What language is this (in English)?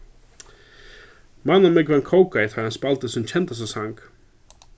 Faroese